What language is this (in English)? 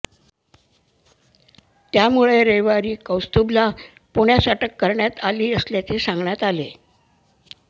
Marathi